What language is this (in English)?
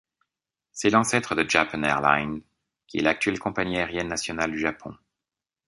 French